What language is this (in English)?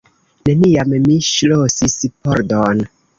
Esperanto